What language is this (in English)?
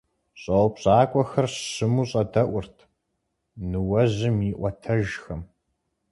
Kabardian